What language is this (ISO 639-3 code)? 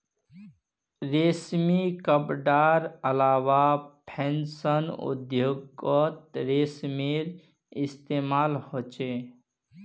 mag